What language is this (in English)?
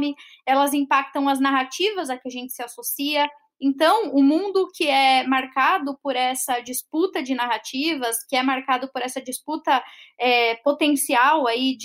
Portuguese